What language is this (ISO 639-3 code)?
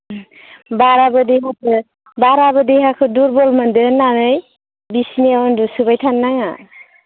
brx